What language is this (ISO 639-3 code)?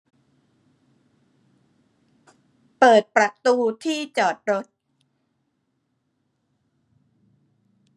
tha